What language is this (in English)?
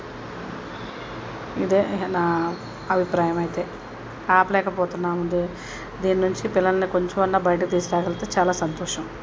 Telugu